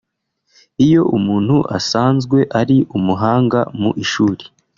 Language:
Kinyarwanda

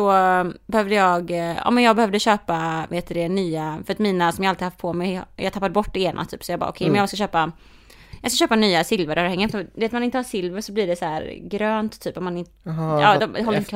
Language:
Swedish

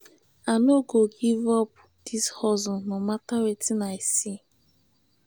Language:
Nigerian Pidgin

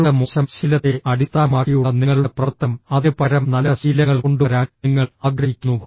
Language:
Malayalam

